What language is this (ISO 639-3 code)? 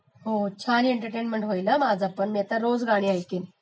mar